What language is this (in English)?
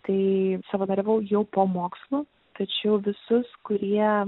Lithuanian